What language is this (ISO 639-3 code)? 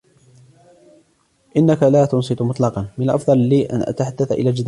ara